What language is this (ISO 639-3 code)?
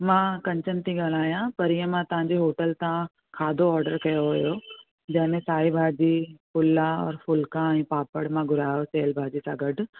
snd